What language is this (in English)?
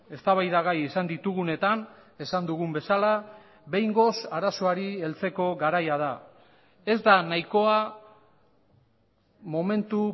Basque